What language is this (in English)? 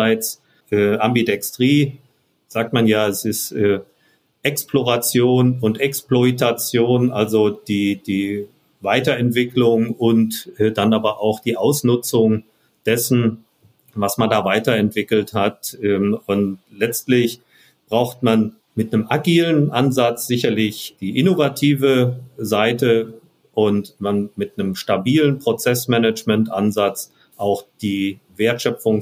German